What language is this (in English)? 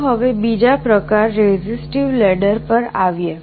Gujarati